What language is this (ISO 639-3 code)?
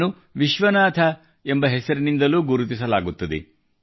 kan